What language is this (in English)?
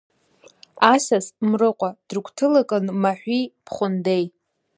Abkhazian